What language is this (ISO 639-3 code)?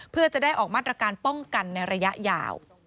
tha